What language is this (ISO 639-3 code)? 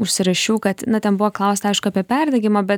lit